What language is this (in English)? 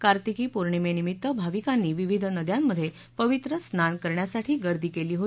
Marathi